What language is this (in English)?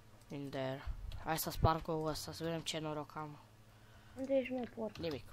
Romanian